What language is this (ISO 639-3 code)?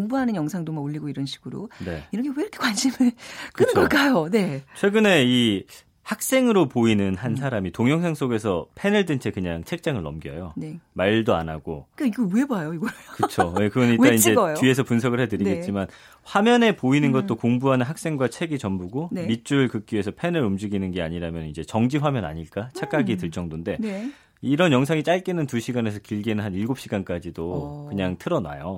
kor